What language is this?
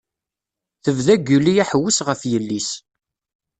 Kabyle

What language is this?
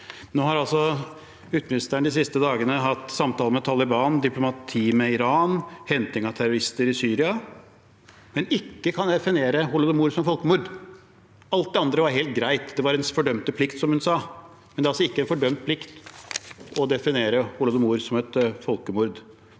Norwegian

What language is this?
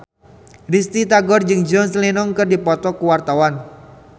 Sundanese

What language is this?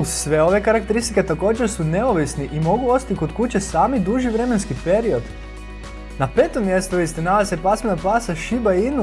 Croatian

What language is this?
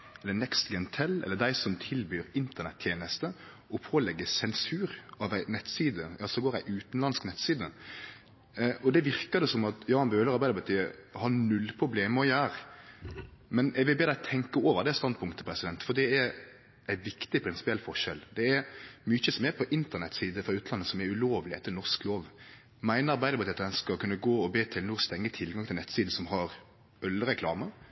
Norwegian Nynorsk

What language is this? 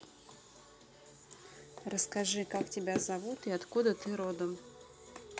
Russian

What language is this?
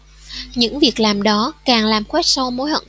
Vietnamese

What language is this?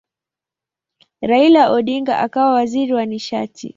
Swahili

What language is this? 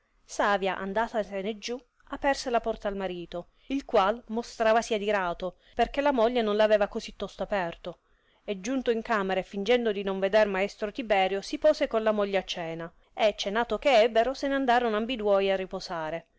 Italian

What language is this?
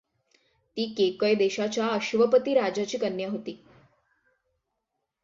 Marathi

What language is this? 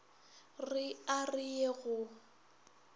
Northern Sotho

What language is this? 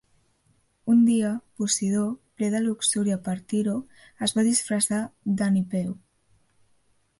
Catalan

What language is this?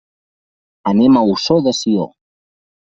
Catalan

